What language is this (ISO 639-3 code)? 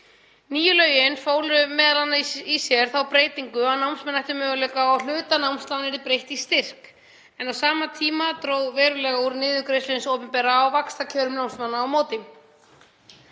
isl